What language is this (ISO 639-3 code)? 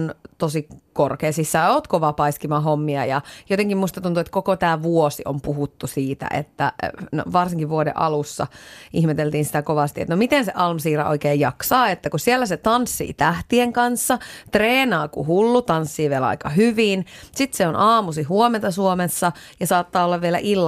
fin